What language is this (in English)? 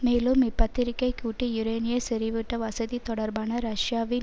Tamil